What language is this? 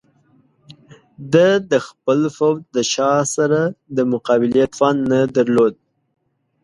Pashto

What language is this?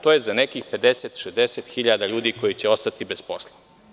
Serbian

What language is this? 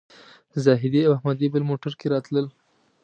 Pashto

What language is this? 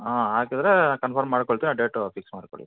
Kannada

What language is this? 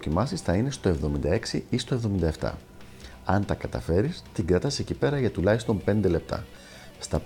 Greek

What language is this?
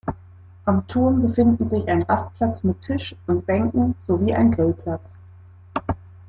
German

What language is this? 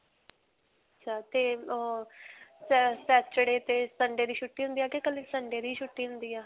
Punjabi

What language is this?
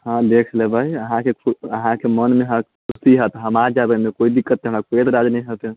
Maithili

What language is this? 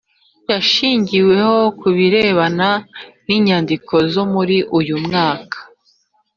Kinyarwanda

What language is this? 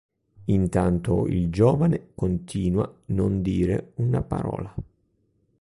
Italian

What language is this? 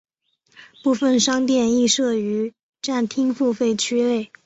Chinese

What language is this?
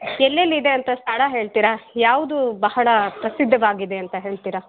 Kannada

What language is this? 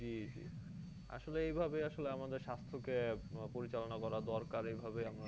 Bangla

